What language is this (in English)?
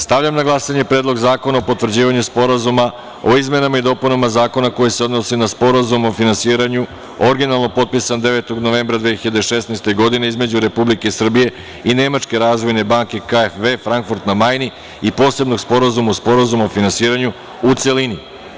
Serbian